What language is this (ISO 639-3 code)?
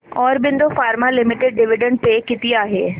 mar